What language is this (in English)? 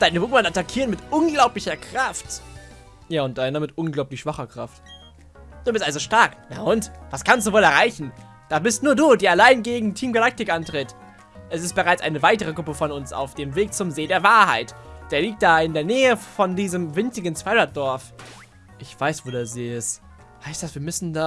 German